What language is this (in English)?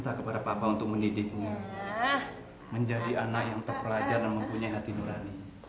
Indonesian